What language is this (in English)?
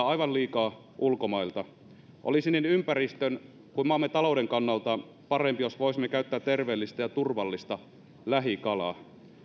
Finnish